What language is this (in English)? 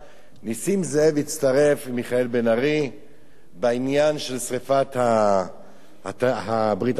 Hebrew